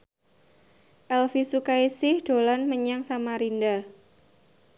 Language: Javanese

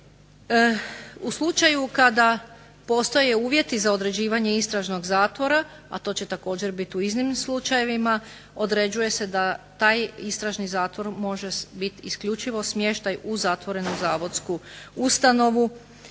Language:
Croatian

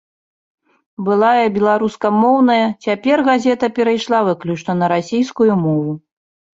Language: Belarusian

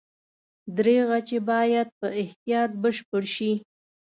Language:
Pashto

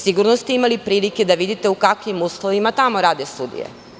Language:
Serbian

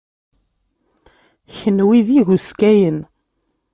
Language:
Kabyle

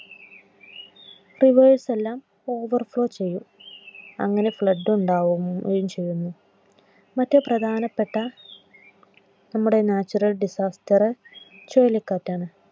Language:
Malayalam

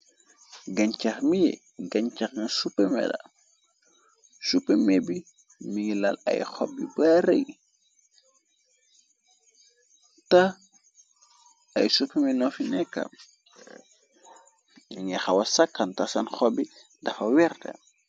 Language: Wolof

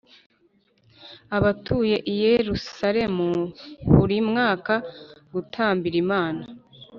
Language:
Kinyarwanda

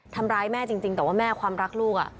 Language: Thai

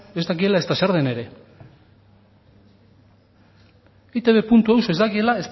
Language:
Basque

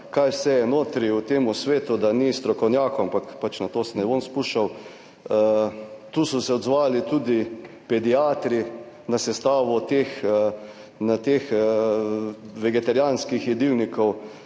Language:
Slovenian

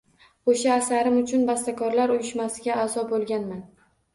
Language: Uzbek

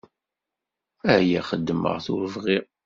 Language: Kabyle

